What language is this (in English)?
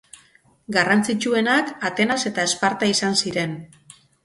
Basque